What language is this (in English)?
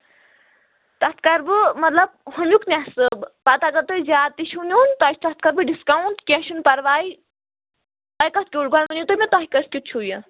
Kashmiri